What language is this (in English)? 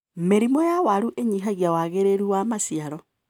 Kikuyu